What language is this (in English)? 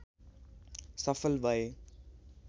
Nepali